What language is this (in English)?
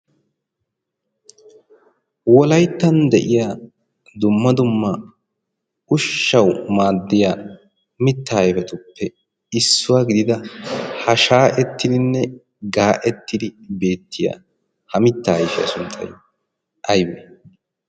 Wolaytta